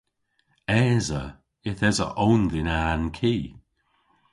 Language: Cornish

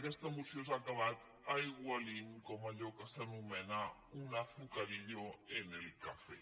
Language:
Catalan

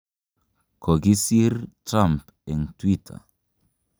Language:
Kalenjin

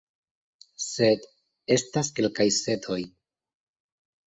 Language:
Esperanto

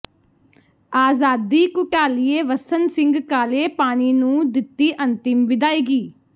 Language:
Punjabi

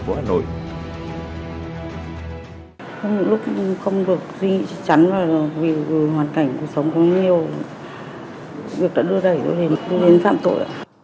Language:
Vietnamese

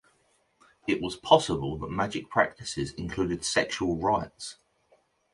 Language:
English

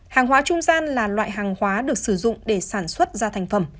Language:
Vietnamese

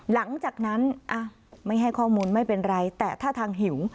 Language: Thai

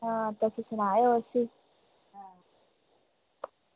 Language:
Dogri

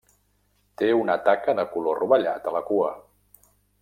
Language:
Catalan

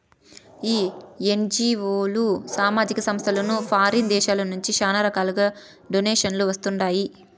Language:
Telugu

